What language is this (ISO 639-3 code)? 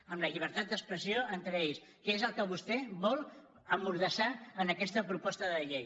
cat